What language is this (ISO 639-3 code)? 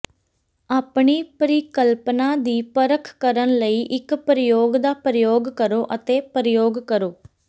pan